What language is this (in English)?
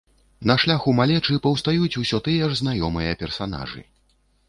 Belarusian